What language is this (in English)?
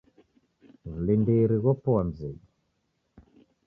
Taita